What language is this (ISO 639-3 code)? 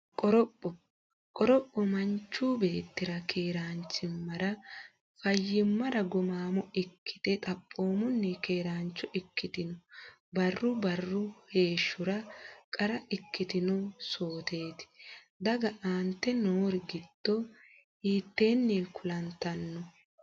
sid